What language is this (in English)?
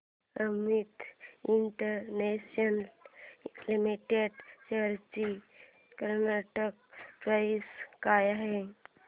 Marathi